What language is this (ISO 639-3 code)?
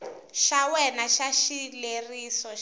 tso